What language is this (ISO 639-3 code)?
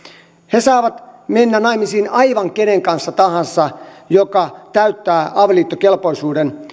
fin